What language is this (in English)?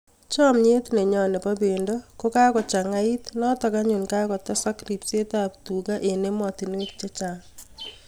Kalenjin